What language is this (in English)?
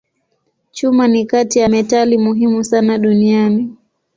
Swahili